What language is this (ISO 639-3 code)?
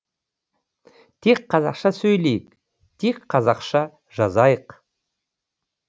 kaz